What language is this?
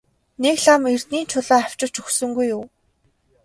Mongolian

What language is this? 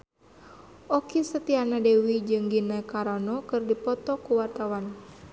Sundanese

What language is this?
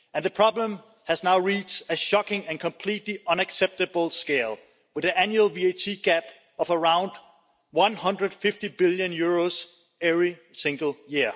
English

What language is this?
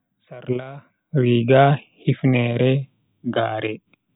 Bagirmi Fulfulde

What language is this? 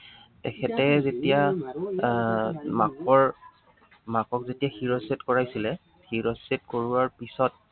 Assamese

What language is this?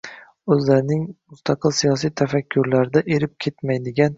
Uzbek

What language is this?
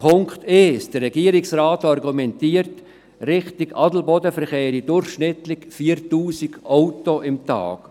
Swiss German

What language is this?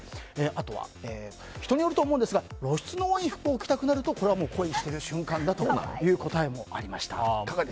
Japanese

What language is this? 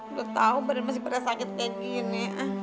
Indonesian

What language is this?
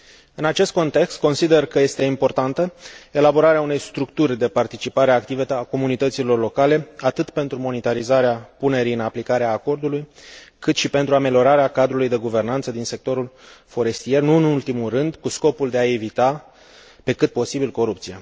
Romanian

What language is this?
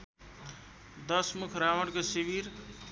Nepali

